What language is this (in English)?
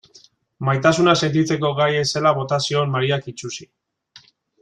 Basque